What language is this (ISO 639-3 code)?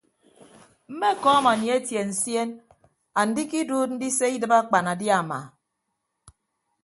ibb